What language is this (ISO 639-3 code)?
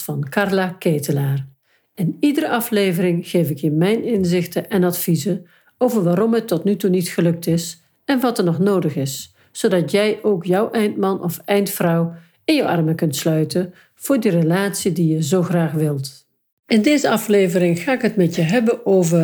nld